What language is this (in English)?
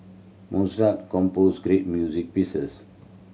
English